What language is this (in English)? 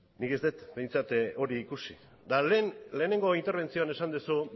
Basque